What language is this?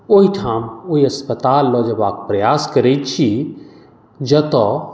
Maithili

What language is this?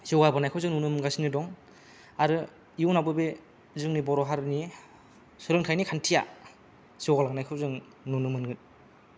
Bodo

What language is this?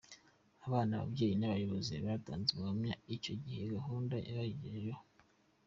Kinyarwanda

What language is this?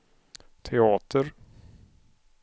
Swedish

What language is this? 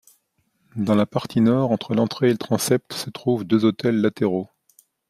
French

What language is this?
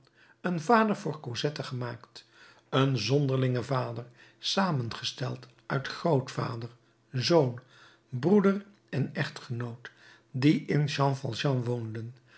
Dutch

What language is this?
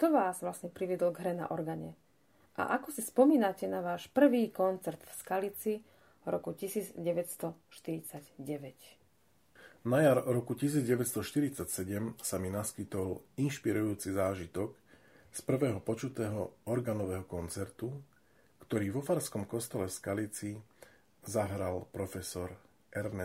Slovak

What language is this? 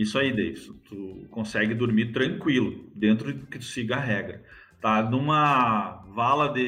Portuguese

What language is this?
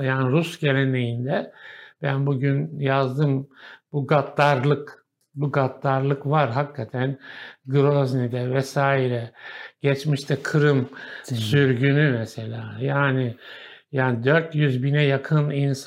Turkish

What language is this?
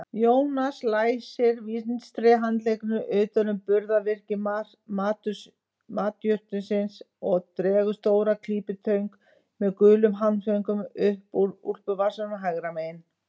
Icelandic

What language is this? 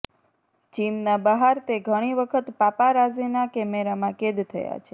Gujarati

